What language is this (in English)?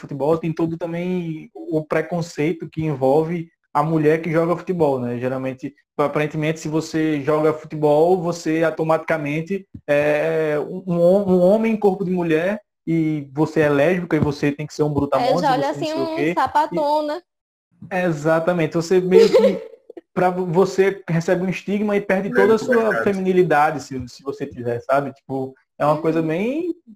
Portuguese